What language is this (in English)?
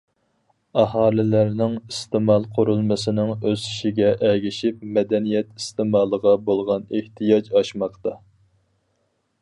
Uyghur